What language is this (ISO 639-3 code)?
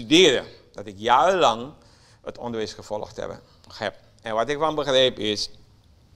nld